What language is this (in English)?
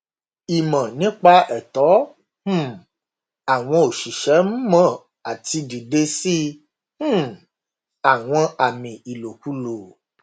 Yoruba